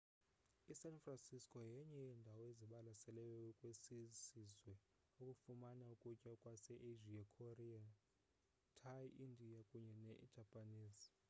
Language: Xhosa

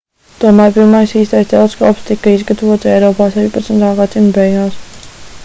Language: Latvian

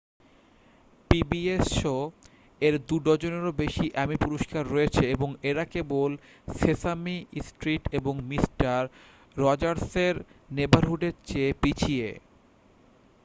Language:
Bangla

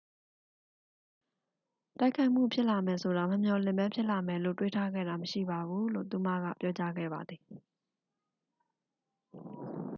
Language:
Burmese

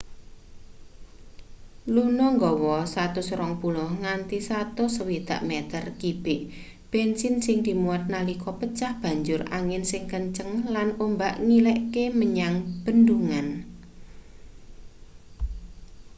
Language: Javanese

